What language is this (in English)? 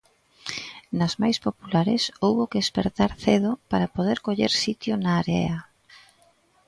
Galician